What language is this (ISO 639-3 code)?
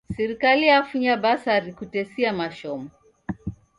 dav